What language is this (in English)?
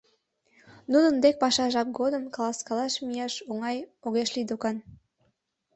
Mari